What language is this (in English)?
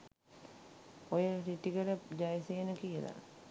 Sinhala